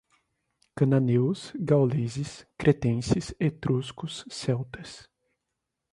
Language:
Portuguese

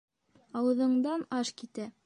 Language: Bashkir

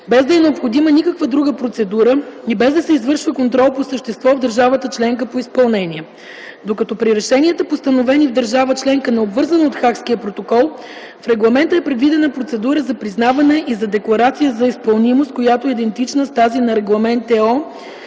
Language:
Bulgarian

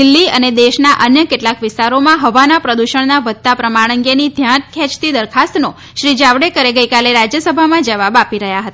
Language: Gujarati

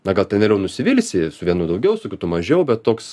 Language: Lithuanian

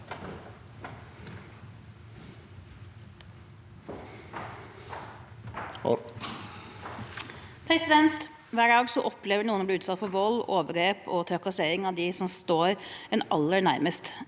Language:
Norwegian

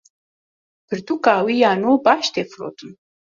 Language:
Kurdish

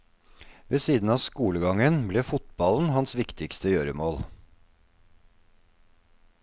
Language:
Norwegian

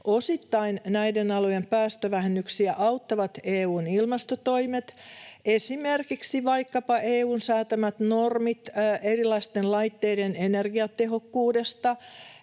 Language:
Finnish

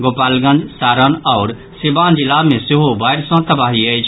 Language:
Maithili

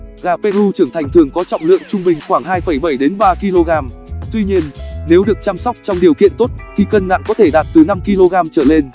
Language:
Vietnamese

